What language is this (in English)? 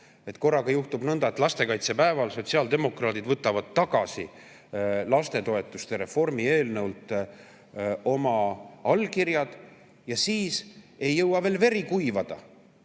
Estonian